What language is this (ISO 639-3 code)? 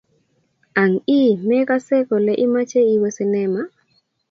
kln